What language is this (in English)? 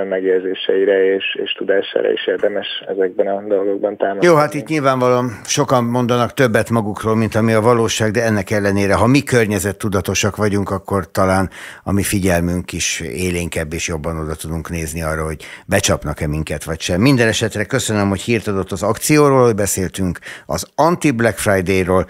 Hungarian